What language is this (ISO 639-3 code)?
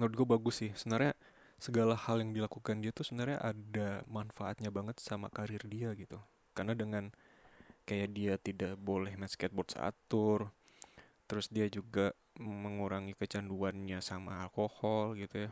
ind